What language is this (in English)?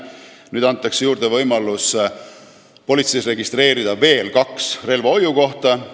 Estonian